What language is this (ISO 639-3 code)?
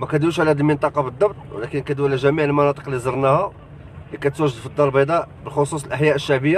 ara